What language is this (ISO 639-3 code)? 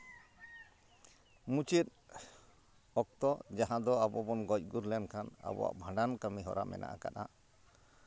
sat